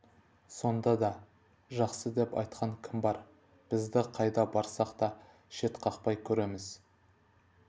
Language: Kazakh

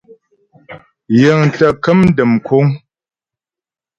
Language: Ghomala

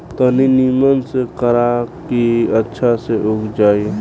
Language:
Bhojpuri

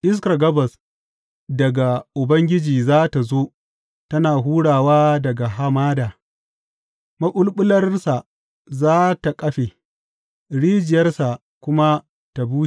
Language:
Hausa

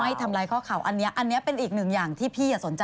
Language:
Thai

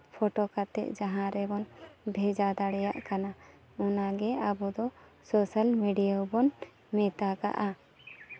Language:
Santali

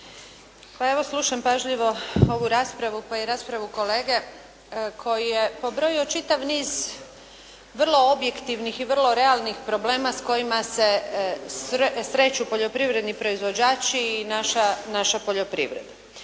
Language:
Croatian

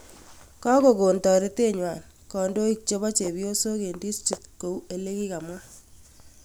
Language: Kalenjin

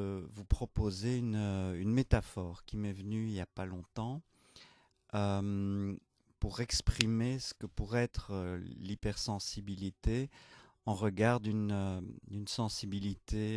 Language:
French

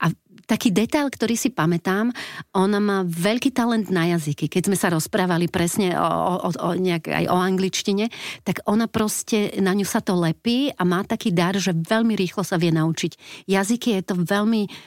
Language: Slovak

